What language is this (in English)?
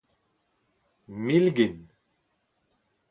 Breton